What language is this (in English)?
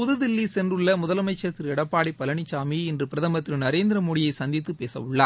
Tamil